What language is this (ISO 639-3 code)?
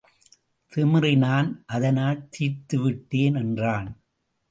tam